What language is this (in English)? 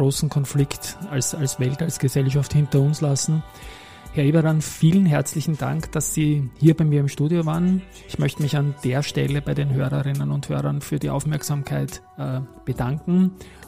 German